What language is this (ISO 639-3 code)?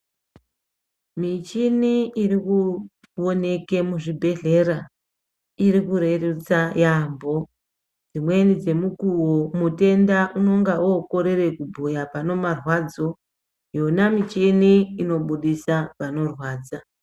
ndc